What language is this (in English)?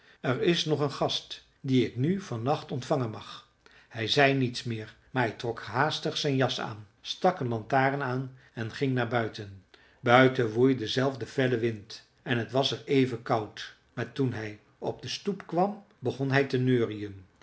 Dutch